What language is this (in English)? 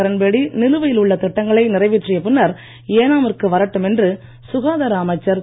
Tamil